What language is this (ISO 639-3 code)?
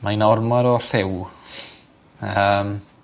cym